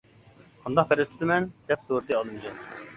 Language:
Uyghur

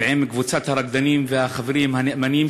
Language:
Hebrew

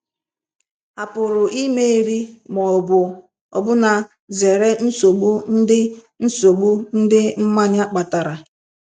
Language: Igbo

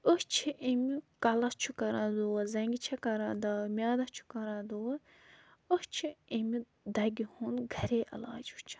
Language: Kashmiri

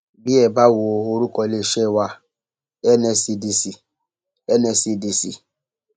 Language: Yoruba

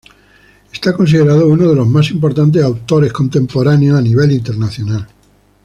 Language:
Spanish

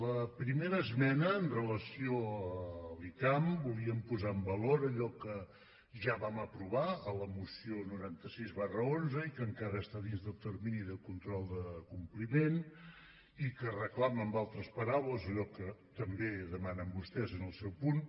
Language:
Catalan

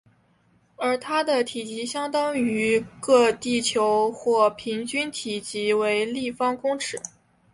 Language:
Chinese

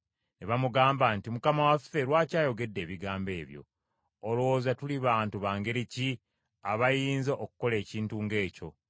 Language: Ganda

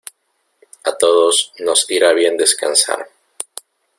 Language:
Spanish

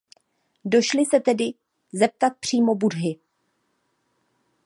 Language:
Czech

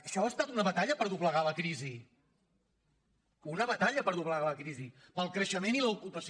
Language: Catalan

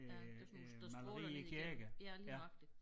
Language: Danish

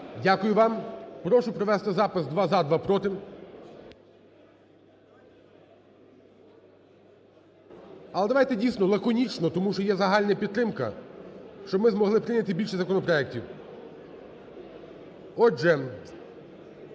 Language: Ukrainian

